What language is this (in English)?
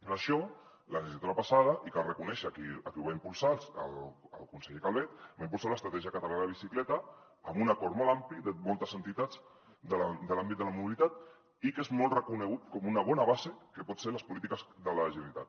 Catalan